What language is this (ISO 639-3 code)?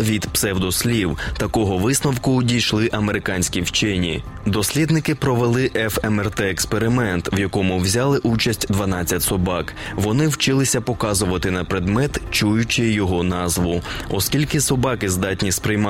ukr